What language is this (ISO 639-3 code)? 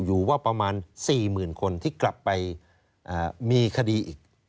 tha